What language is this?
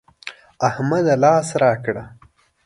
Pashto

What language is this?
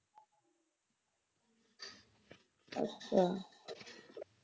Punjabi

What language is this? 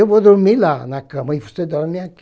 Portuguese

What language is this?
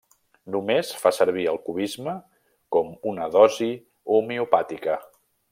Catalan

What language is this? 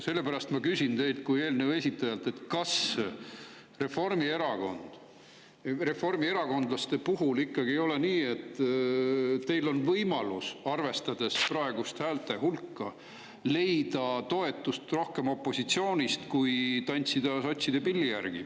Estonian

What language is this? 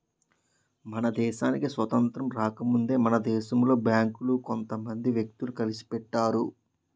Telugu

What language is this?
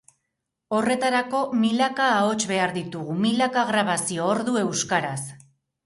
Basque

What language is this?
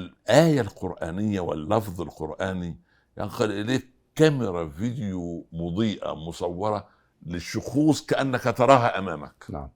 Arabic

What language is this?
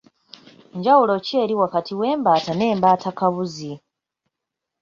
Ganda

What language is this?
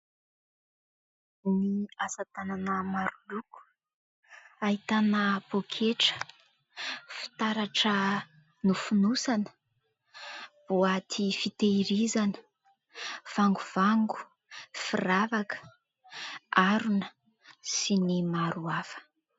Malagasy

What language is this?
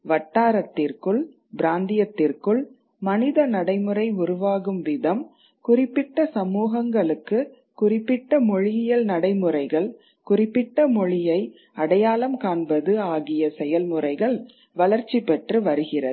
Tamil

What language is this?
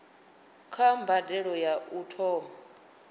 Venda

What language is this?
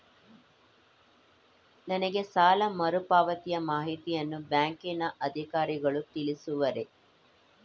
Kannada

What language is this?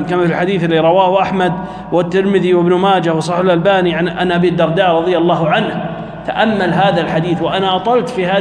Arabic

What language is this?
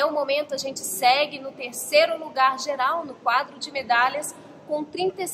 Portuguese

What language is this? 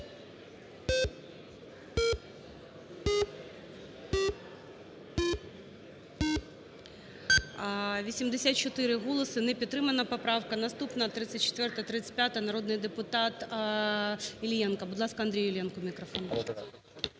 Ukrainian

